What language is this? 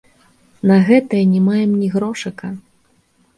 Belarusian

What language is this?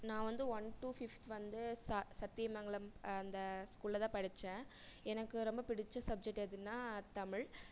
Tamil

